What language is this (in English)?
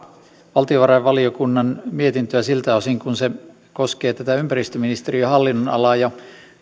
Finnish